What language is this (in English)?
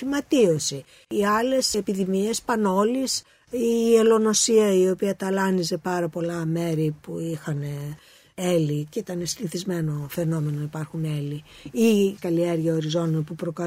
Greek